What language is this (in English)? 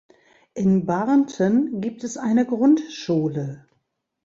German